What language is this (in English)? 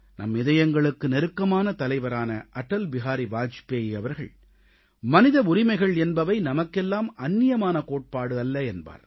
Tamil